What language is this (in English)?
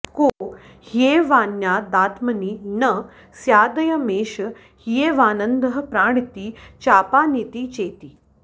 Sanskrit